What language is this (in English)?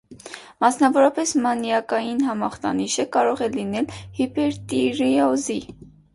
Armenian